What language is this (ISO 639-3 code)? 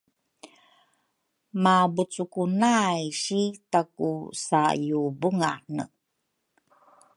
dru